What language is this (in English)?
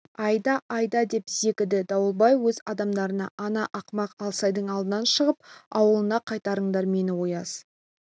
Kazakh